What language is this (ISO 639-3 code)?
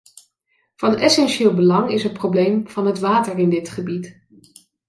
nld